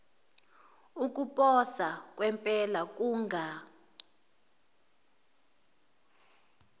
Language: Zulu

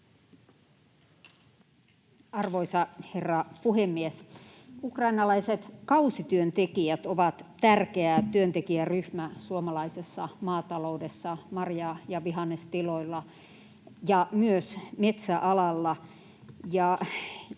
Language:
Finnish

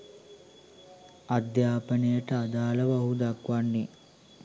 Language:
Sinhala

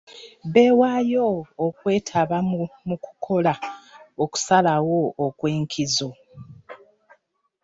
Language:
Ganda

